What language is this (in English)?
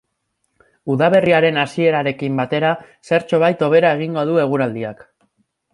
Basque